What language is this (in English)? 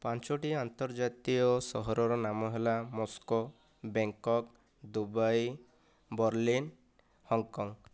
Odia